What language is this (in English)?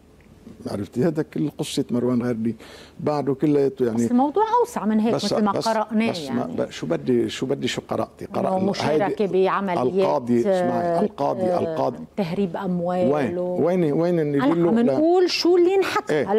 Arabic